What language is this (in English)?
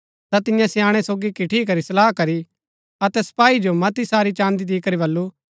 Gaddi